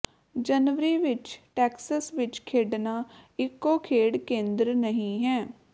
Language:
Punjabi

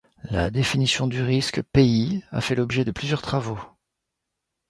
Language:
French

